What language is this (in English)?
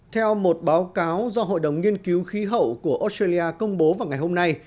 Vietnamese